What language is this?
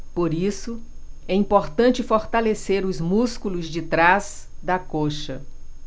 Portuguese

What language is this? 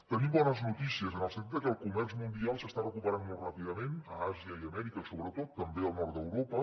Catalan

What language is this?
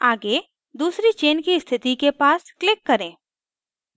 Hindi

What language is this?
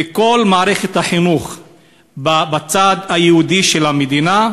Hebrew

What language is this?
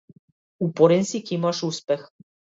Macedonian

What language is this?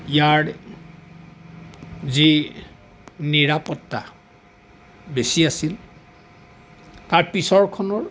Assamese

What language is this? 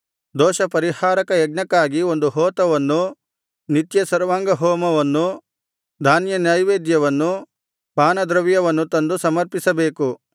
Kannada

